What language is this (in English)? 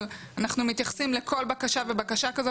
Hebrew